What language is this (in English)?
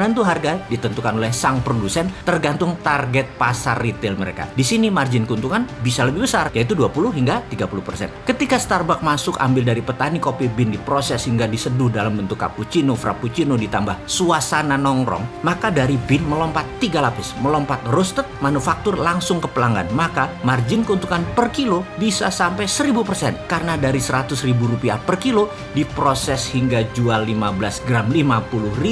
Indonesian